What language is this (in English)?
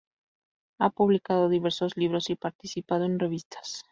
Spanish